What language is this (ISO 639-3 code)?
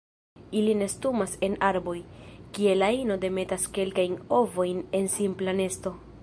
epo